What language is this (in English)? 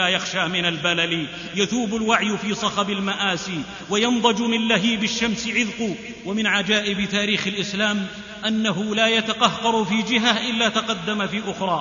Arabic